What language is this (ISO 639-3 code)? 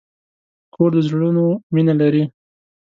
pus